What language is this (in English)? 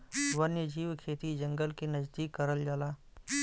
Bhojpuri